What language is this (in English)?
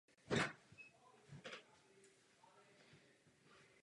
Czech